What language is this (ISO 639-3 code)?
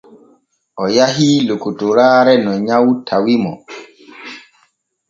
fue